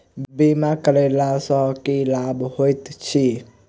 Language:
Maithili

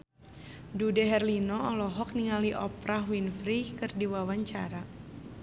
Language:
Sundanese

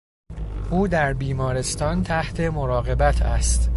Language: Persian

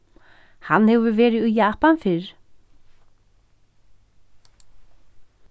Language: Faroese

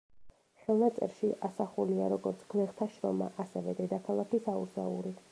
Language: Georgian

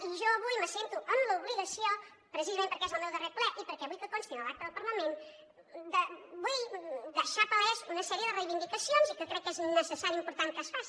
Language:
Catalan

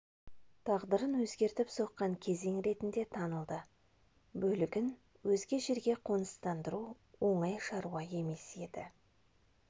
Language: Kazakh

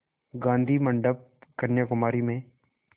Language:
Hindi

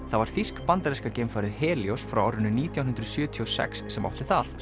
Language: Icelandic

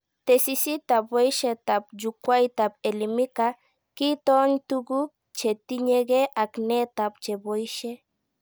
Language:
Kalenjin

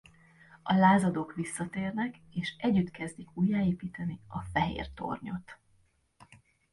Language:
Hungarian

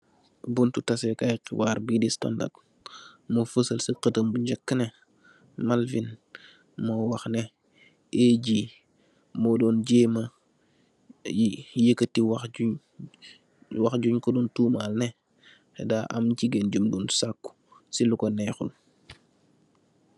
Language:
Wolof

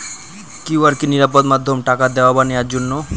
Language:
Bangla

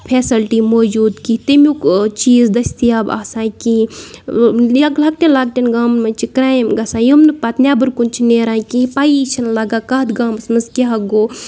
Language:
Kashmiri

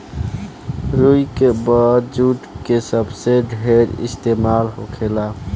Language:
Bhojpuri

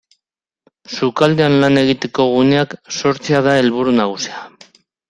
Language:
Basque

